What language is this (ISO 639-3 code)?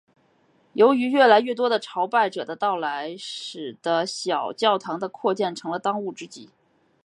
zho